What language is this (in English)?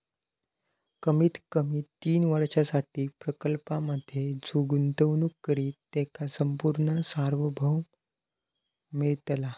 Marathi